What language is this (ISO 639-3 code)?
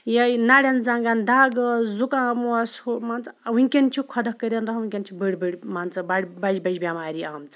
kas